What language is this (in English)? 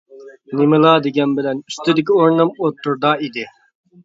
Uyghur